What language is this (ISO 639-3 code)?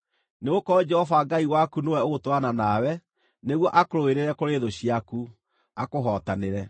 kik